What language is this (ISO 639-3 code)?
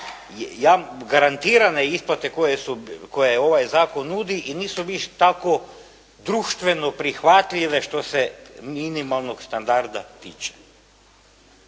hrv